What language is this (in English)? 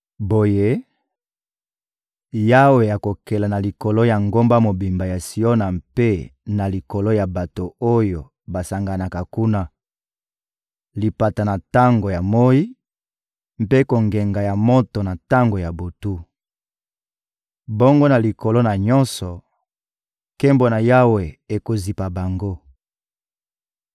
Lingala